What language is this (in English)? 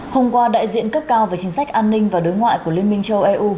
Vietnamese